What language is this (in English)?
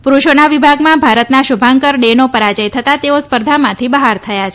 Gujarati